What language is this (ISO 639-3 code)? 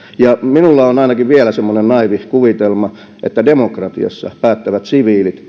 fin